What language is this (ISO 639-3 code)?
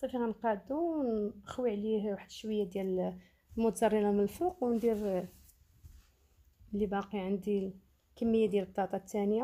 ara